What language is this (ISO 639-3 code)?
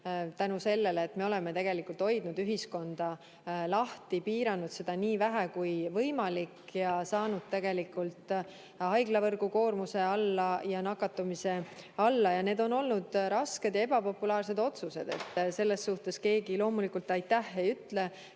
est